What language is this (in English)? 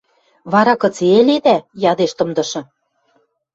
Western Mari